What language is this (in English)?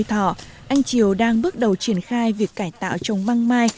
Vietnamese